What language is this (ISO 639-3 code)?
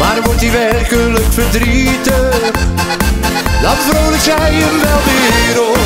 nld